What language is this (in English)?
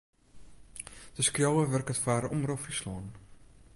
Western Frisian